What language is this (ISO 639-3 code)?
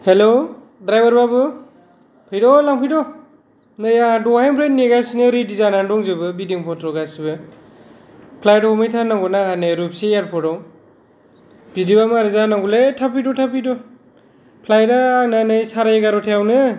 brx